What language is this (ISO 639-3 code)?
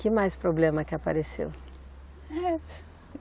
por